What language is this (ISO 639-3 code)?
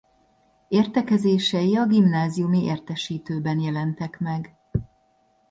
hun